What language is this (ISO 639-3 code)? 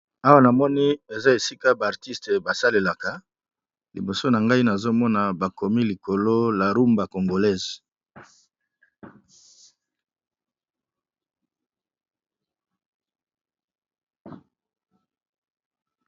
lin